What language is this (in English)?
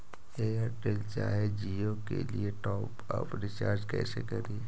Magahi